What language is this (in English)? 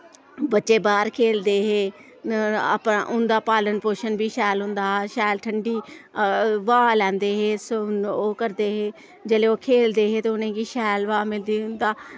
Dogri